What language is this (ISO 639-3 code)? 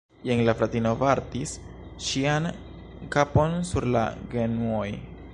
epo